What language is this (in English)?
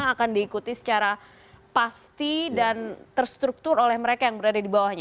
Indonesian